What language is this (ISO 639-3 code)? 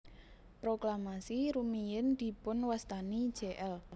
jav